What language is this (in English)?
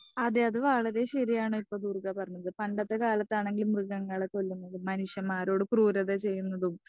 Malayalam